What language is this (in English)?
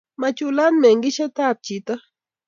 Kalenjin